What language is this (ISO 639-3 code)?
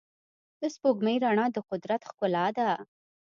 pus